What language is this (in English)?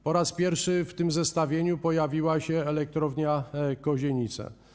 Polish